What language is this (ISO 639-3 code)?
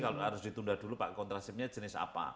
ind